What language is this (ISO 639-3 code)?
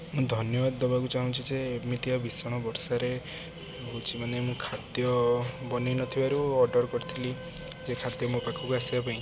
ori